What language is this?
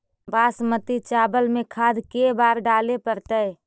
Magahi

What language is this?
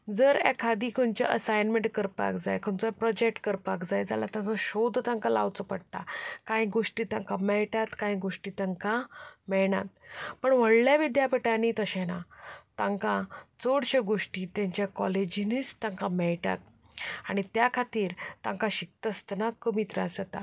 Konkani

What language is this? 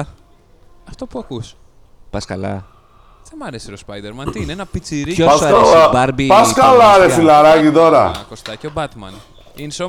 Greek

